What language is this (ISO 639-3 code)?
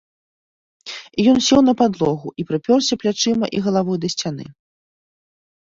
bel